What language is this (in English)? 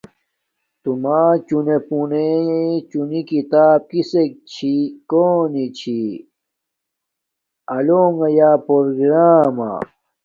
Domaaki